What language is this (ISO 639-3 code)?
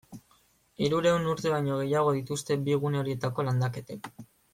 eus